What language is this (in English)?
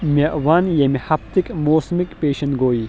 Kashmiri